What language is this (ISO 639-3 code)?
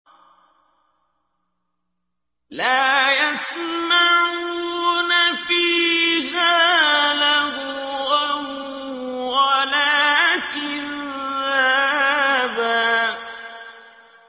ara